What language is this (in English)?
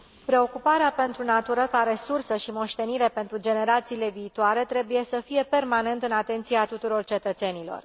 Romanian